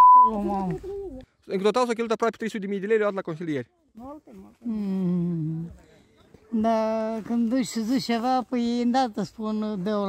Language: Romanian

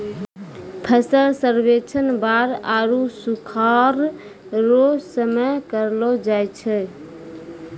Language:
Maithili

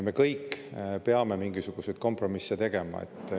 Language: Estonian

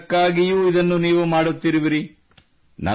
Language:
Kannada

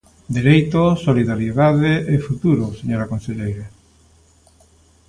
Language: Galician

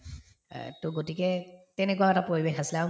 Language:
Assamese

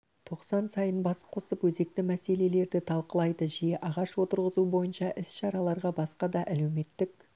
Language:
Kazakh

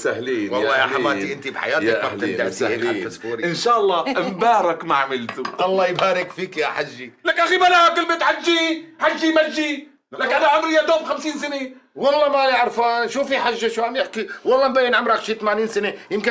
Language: Arabic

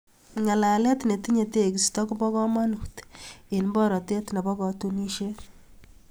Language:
Kalenjin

